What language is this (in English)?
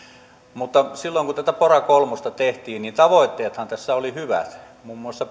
Finnish